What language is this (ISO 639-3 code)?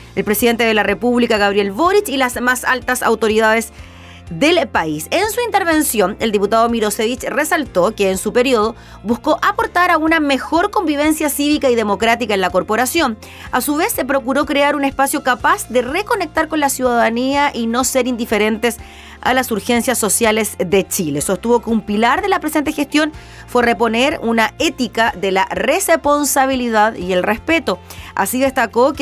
spa